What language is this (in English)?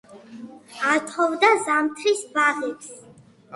Georgian